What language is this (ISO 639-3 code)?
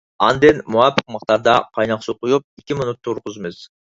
uig